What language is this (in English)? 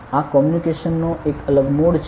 Gujarati